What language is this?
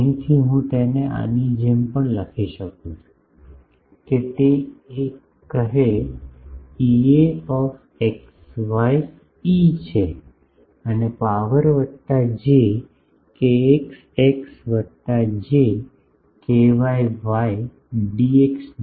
Gujarati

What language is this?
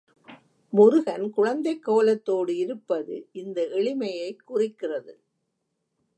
Tamil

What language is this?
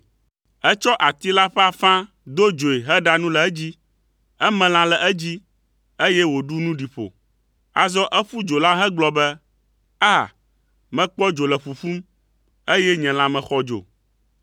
Ewe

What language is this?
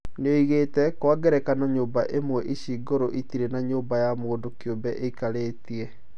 Kikuyu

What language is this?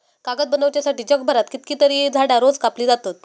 Marathi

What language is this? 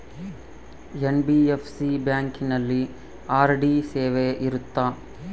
Kannada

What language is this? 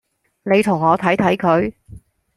Cantonese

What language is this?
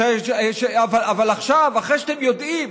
Hebrew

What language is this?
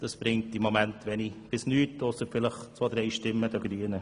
Swiss German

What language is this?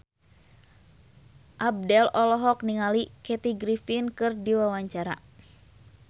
Sundanese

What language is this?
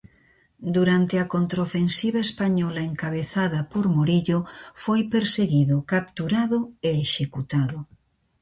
Galician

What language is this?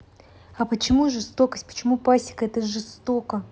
Russian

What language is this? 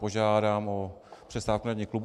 Czech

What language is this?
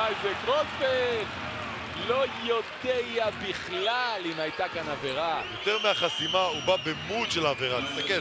Hebrew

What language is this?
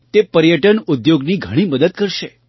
Gujarati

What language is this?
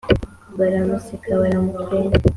Kinyarwanda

